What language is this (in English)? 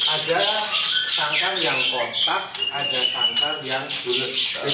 Indonesian